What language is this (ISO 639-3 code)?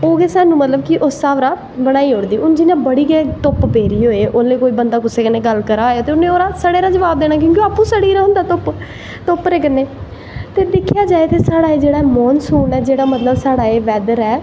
doi